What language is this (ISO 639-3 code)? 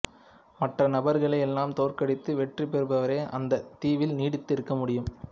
tam